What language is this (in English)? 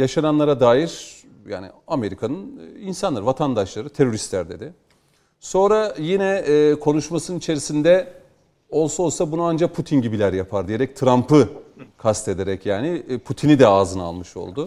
Turkish